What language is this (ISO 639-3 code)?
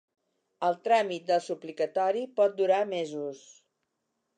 cat